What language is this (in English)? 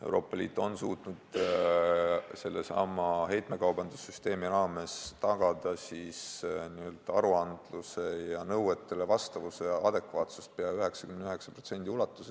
Estonian